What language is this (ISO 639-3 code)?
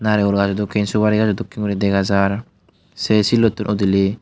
ccp